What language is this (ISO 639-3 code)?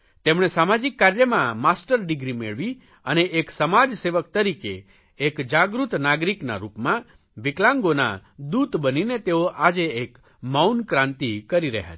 guj